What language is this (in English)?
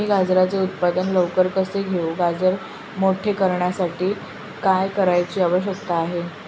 Marathi